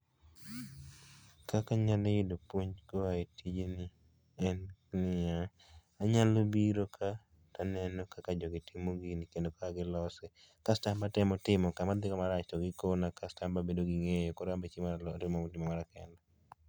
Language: Luo (Kenya and Tanzania)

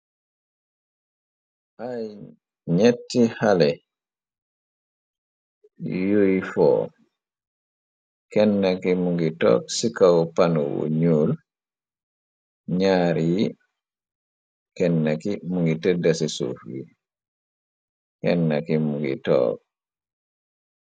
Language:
Wolof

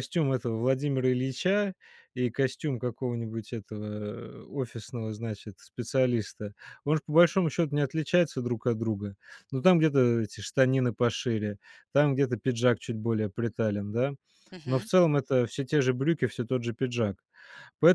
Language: Russian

